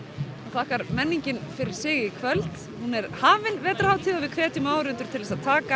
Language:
Icelandic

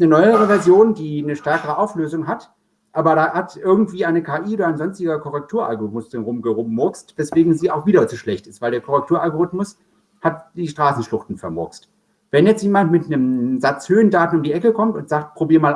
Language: German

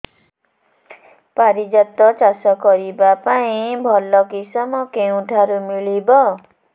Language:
Odia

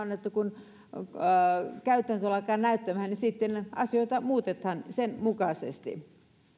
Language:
Finnish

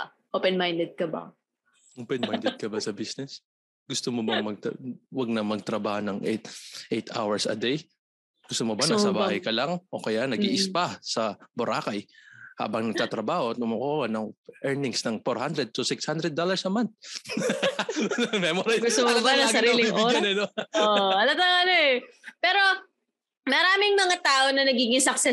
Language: Filipino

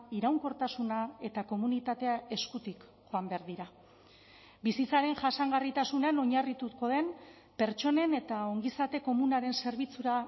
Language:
Basque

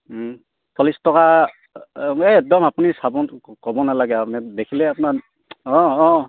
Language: Assamese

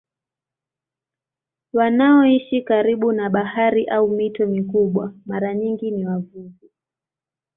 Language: Swahili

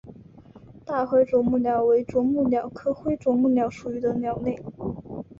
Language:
Chinese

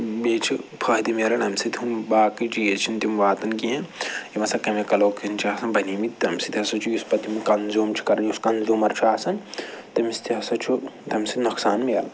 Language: Kashmiri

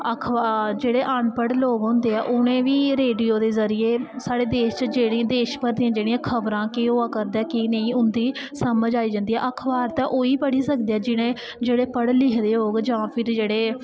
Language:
Dogri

